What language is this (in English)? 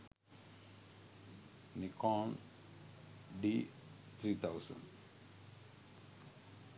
Sinhala